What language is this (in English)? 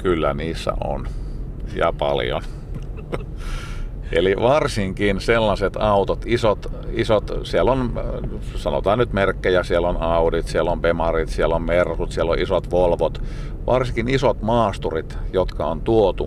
Finnish